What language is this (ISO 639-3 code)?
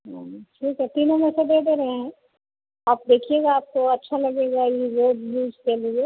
hin